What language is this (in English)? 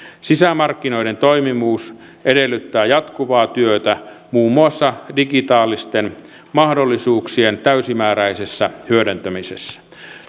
Finnish